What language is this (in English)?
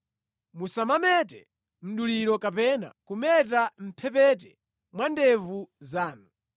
Nyanja